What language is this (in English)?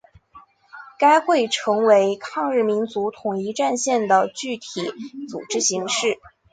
Chinese